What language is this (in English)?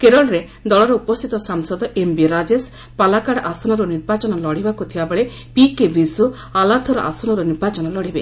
Odia